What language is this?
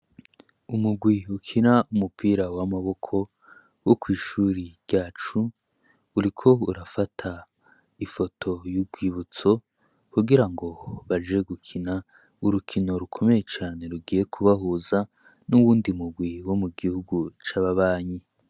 Rundi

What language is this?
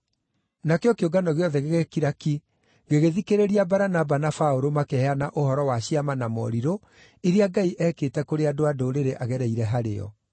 Kikuyu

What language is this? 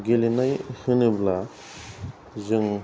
Bodo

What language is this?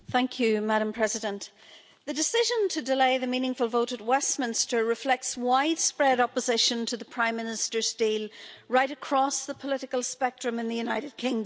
English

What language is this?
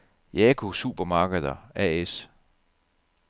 Danish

